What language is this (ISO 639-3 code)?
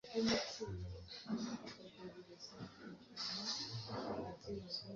kin